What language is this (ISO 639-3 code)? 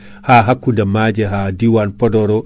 ful